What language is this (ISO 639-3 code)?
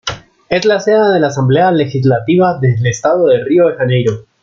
spa